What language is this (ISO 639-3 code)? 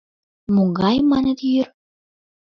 chm